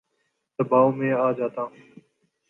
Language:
Urdu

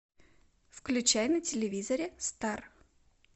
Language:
Russian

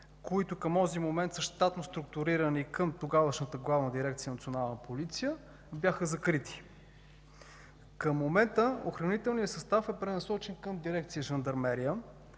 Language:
Bulgarian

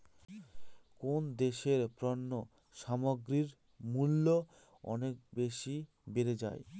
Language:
Bangla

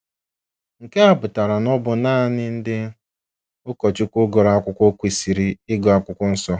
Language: Igbo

